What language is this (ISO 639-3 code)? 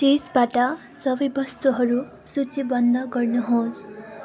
nep